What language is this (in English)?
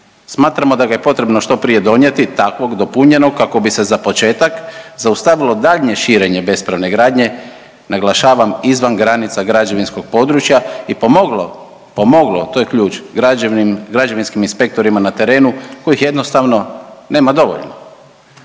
Croatian